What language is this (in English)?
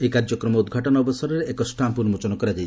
Odia